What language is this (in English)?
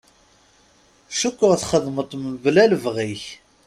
Kabyle